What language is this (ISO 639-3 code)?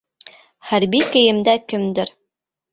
bak